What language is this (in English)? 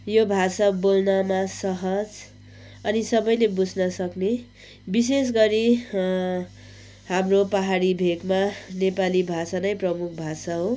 Nepali